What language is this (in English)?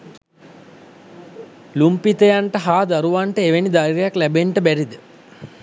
Sinhala